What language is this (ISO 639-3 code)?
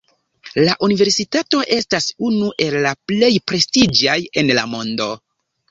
epo